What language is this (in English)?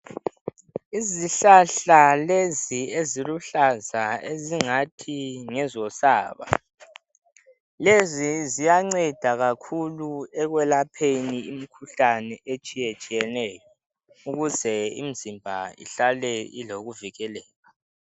North Ndebele